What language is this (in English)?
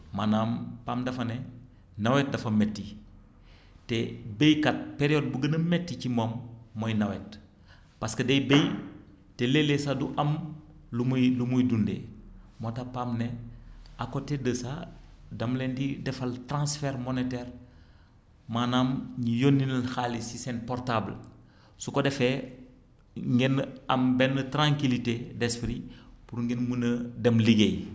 Wolof